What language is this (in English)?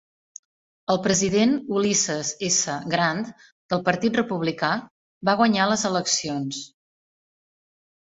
Catalan